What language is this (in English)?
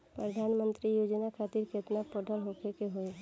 Bhojpuri